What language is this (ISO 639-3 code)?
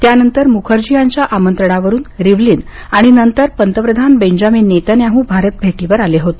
mar